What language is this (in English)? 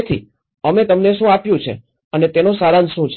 Gujarati